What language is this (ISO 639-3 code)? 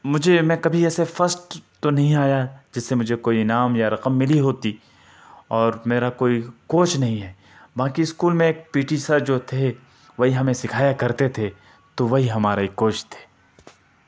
urd